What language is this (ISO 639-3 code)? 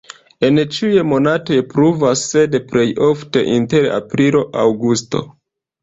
epo